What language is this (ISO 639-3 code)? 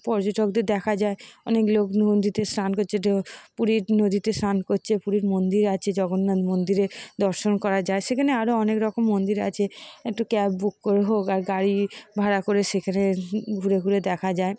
ben